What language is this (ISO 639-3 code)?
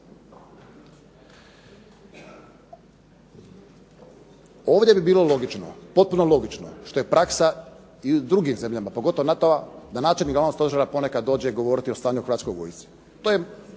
hrv